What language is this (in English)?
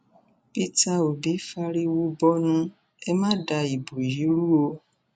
Yoruba